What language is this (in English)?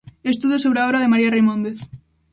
Galician